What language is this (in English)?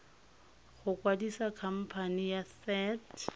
Tswana